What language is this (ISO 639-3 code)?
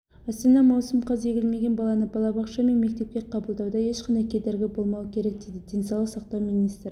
kaz